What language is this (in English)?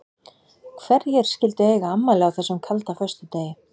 Icelandic